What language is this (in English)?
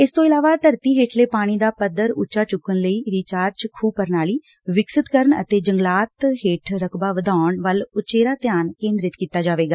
Punjabi